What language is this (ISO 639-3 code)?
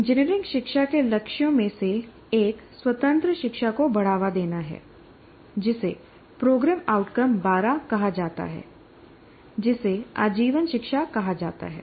hin